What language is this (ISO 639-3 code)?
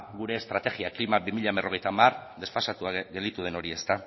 eus